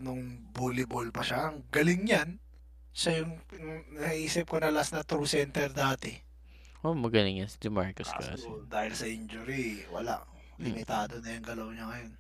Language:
Filipino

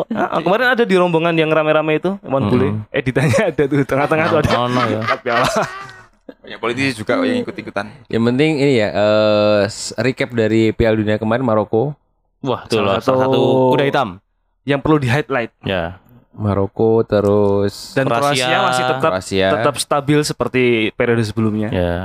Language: Indonesian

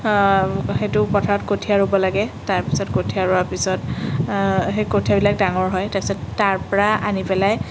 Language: Assamese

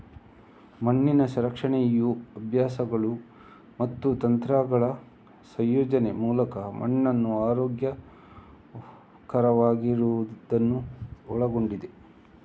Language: Kannada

